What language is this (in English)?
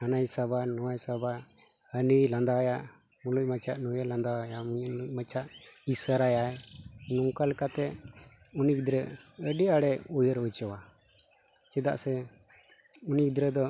Santali